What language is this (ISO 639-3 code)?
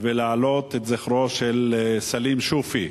heb